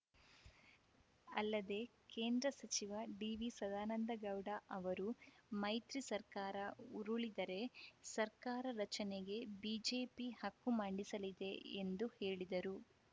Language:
Kannada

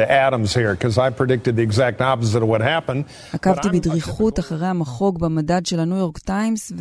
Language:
Hebrew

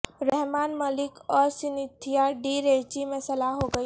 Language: Urdu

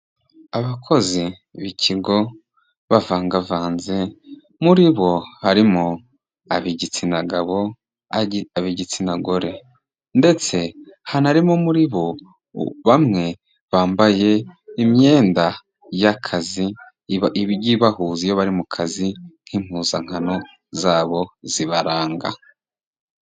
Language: Kinyarwanda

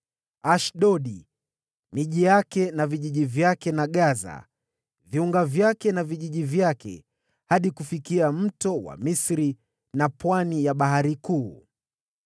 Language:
Swahili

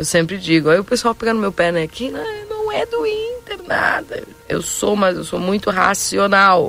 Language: Portuguese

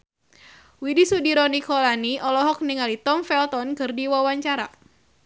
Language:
Sundanese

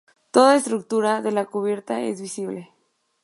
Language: Spanish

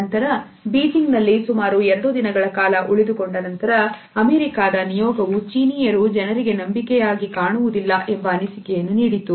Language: Kannada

